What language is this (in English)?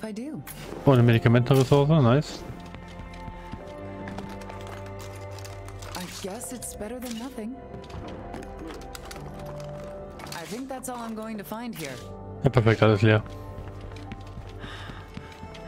German